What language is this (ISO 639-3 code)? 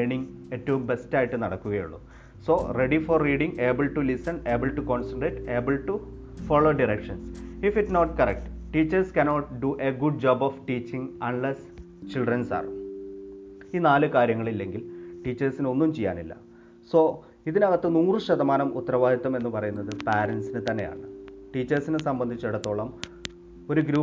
mal